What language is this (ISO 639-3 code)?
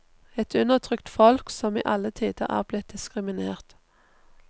nor